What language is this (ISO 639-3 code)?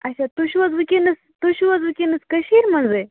kas